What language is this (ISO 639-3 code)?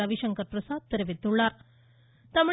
tam